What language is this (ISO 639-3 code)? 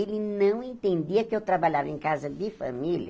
por